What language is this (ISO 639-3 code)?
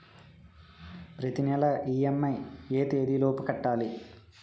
tel